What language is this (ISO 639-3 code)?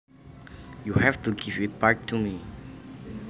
jav